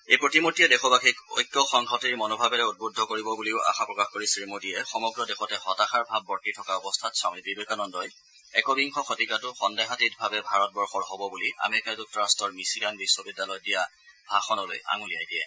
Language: Assamese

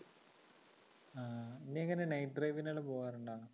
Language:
Malayalam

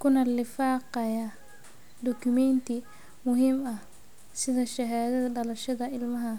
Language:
Somali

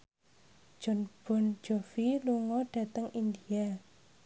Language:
Javanese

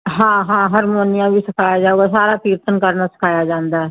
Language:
Punjabi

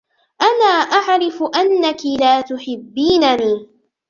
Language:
Arabic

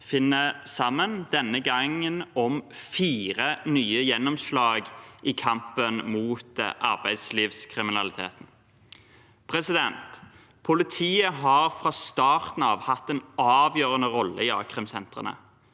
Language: Norwegian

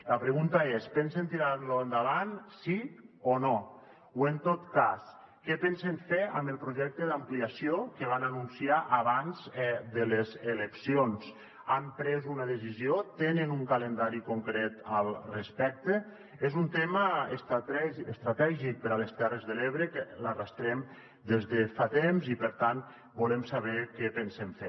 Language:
Catalan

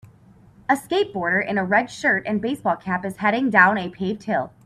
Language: English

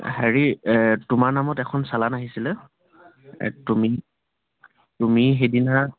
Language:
Assamese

